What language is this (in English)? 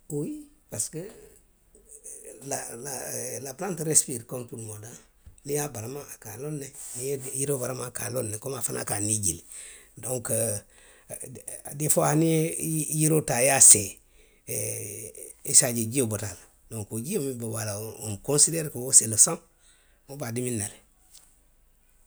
Western Maninkakan